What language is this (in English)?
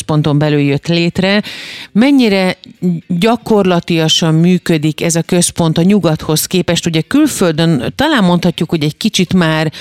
Hungarian